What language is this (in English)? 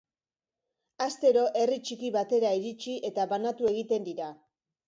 Basque